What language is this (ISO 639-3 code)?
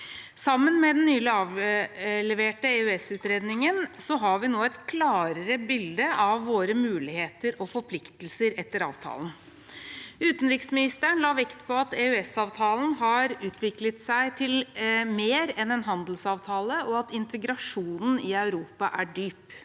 nor